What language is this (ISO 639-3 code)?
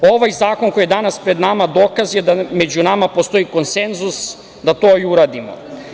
srp